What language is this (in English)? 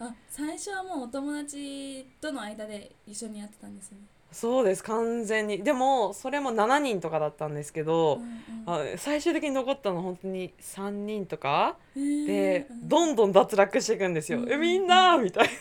Japanese